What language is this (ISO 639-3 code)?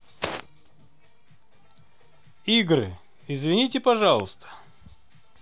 rus